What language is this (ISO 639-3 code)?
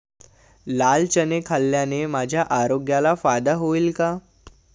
mar